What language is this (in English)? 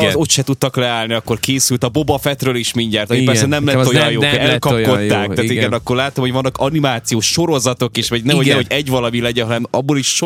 Hungarian